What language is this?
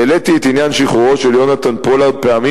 Hebrew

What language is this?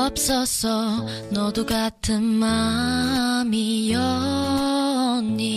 Korean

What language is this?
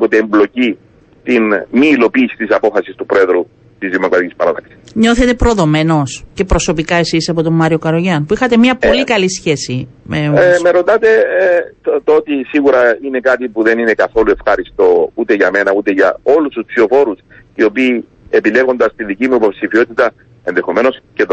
Greek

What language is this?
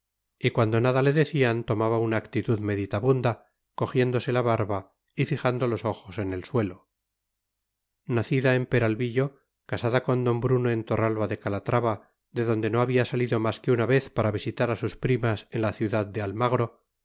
Spanish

